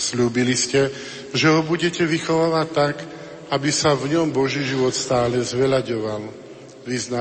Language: Slovak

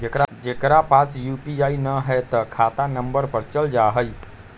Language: Magahi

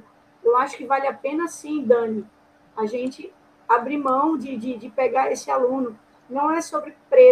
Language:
Portuguese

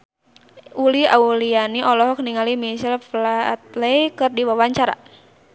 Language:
Sundanese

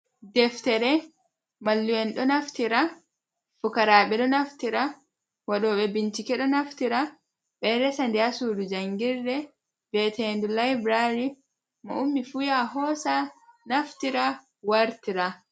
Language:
Fula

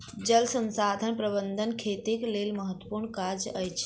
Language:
Maithili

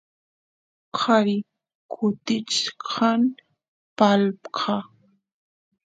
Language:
Santiago del Estero Quichua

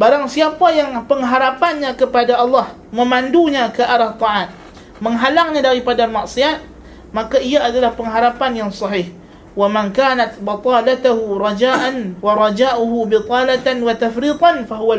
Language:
Malay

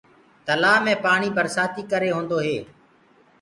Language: Gurgula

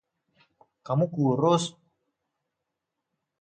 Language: Indonesian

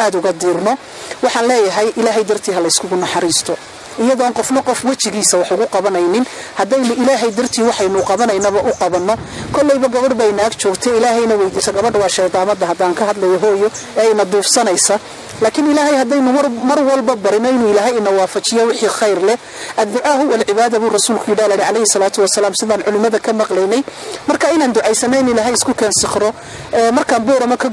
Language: Arabic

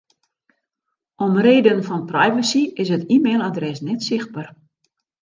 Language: Western Frisian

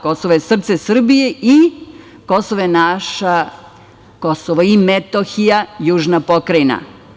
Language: Serbian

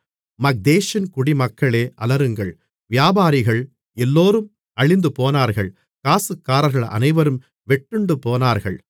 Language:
Tamil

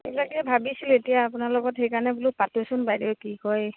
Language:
Assamese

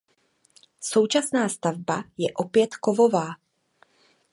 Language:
Czech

